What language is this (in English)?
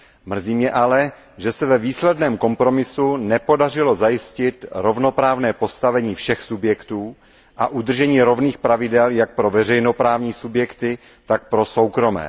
Czech